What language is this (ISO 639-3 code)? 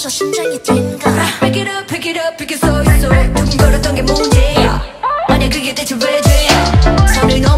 kor